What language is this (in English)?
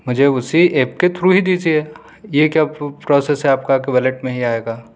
Urdu